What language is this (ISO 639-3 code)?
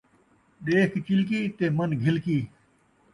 skr